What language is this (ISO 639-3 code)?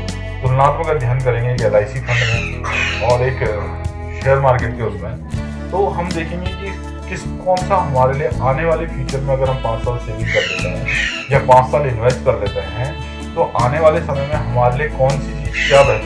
hin